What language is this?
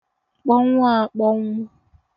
Igbo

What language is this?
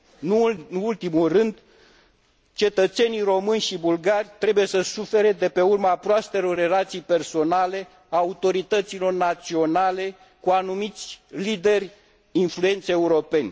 Romanian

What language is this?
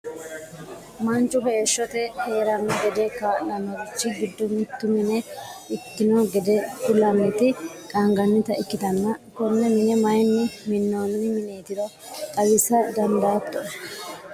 Sidamo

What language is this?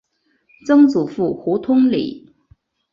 Chinese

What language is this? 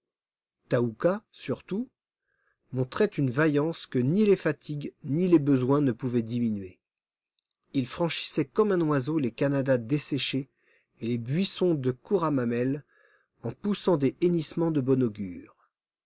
French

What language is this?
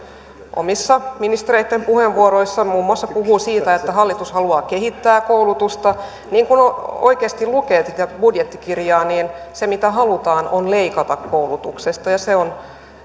Finnish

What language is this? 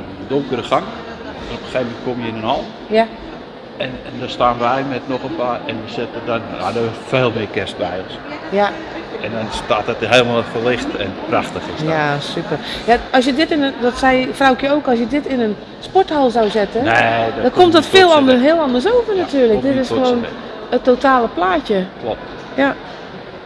Dutch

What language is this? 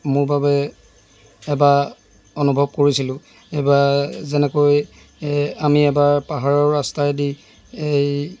Assamese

